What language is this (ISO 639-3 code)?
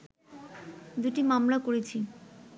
ben